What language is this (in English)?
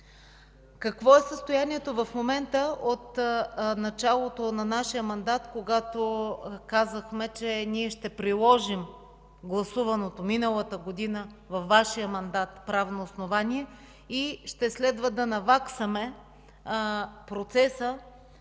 Bulgarian